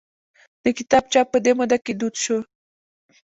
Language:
Pashto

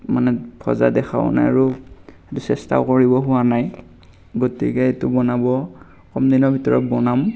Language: Assamese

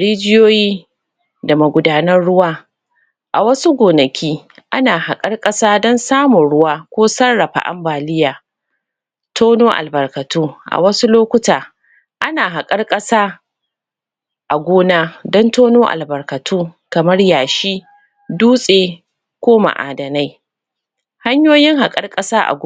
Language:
Hausa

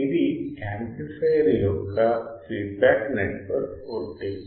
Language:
Telugu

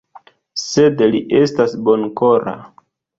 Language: Esperanto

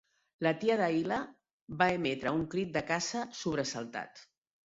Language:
Catalan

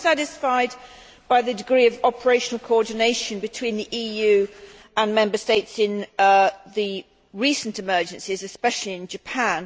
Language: English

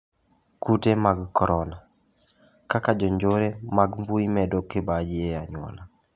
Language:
Luo (Kenya and Tanzania)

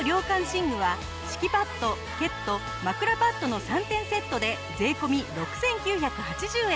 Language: Japanese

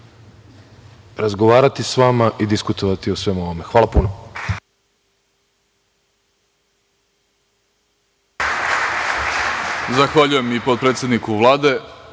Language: Serbian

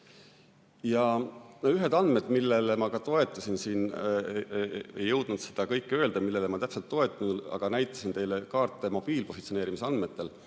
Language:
Estonian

